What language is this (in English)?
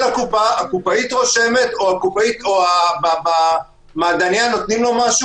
Hebrew